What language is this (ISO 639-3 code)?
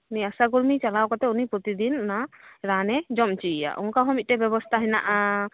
sat